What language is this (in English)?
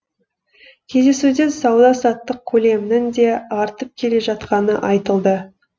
Kazakh